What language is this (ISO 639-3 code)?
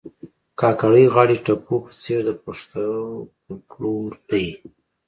pus